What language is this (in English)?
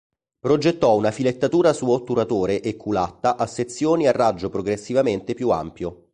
Italian